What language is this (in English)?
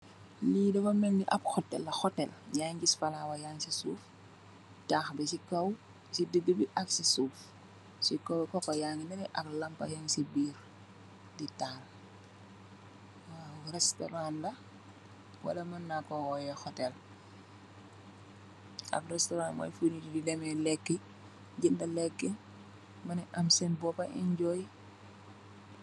Wolof